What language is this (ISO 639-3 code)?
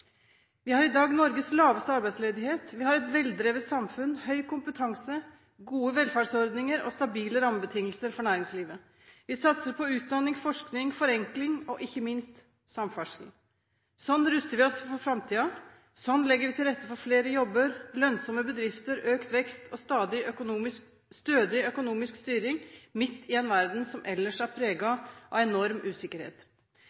nob